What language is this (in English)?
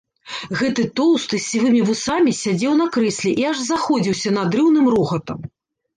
Belarusian